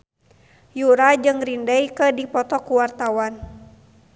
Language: Sundanese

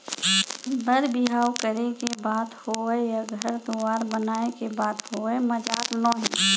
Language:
Chhattisgarhi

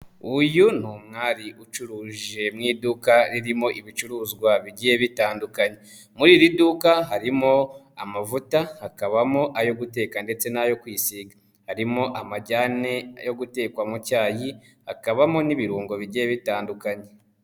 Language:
Kinyarwanda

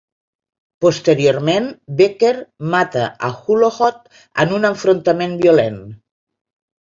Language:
Catalan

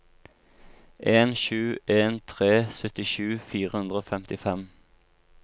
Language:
Norwegian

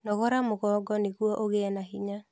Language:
Kikuyu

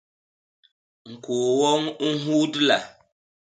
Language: Basaa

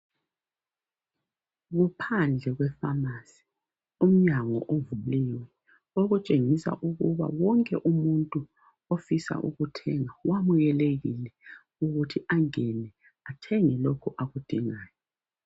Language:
North Ndebele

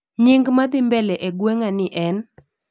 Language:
Luo (Kenya and Tanzania)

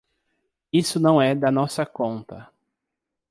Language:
Portuguese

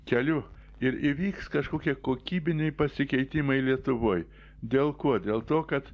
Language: Lithuanian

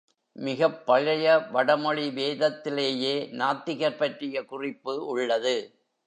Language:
Tamil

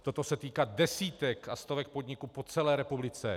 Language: Czech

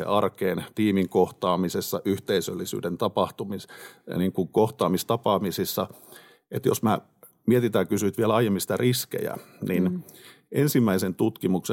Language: Finnish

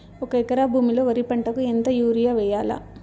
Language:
Telugu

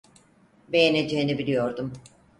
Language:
Turkish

